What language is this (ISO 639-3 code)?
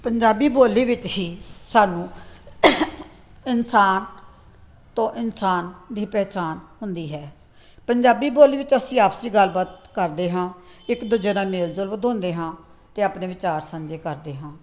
pan